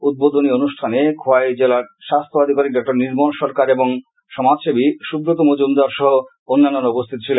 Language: Bangla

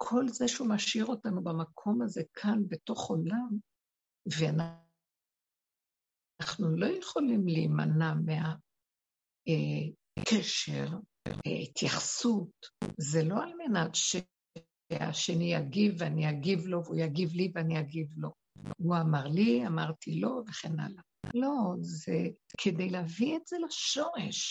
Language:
Hebrew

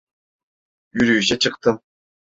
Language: Turkish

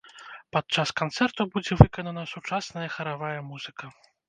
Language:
Belarusian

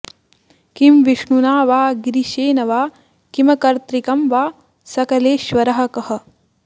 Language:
Sanskrit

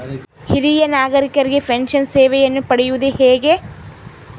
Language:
Kannada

